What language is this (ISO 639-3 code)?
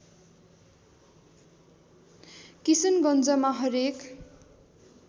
nep